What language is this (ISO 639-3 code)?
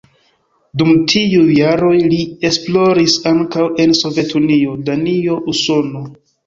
epo